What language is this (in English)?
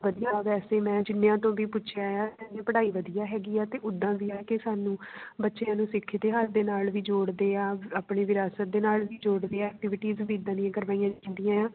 Punjabi